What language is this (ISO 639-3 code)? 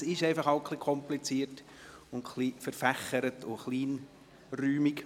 gsw